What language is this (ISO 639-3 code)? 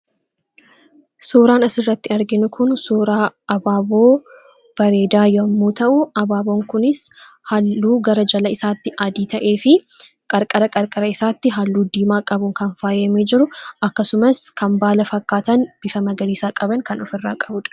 orm